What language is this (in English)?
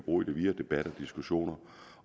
Danish